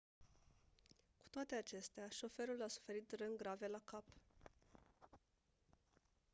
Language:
Romanian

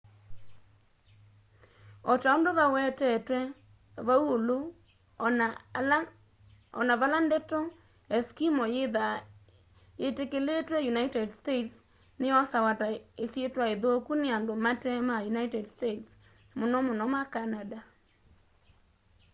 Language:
Kamba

